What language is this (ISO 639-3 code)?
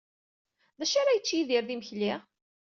kab